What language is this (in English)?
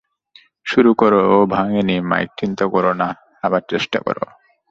Bangla